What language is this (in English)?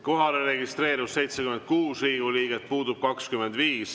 Estonian